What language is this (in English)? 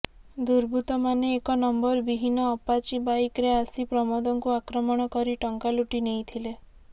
Odia